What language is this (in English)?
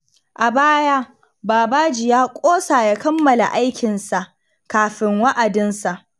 Hausa